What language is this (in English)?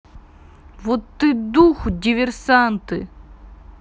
Russian